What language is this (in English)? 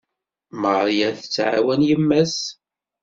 Kabyle